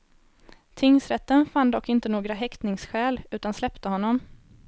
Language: Swedish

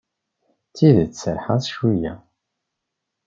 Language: Kabyle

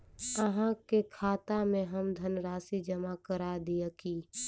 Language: Maithili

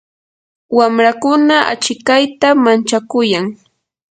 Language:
Yanahuanca Pasco Quechua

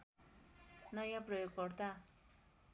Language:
Nepali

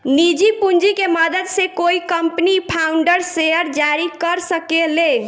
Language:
Bhojpuri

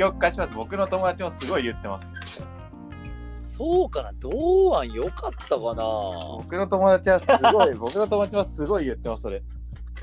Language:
Japanese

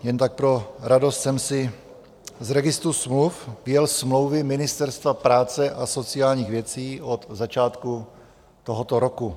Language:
Czech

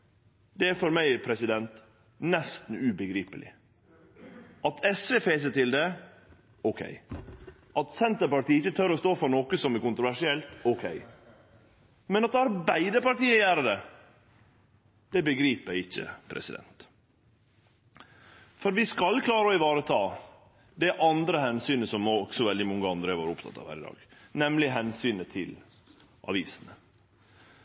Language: Norwegian Nynorsk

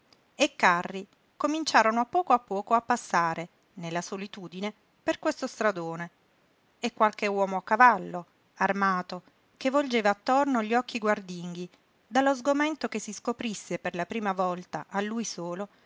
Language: Italian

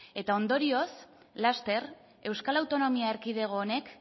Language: Basque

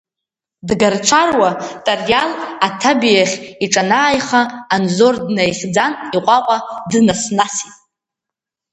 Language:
Abkhazian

